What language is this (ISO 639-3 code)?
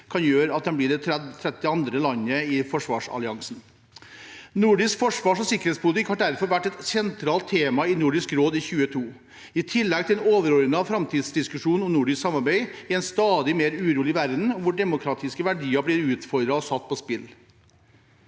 nor